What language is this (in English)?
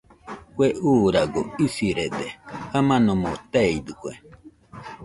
Nüpode Huitoto